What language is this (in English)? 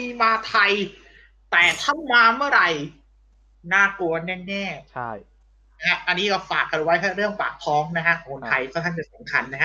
Thai